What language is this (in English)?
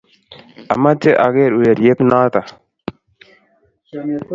Kalenjin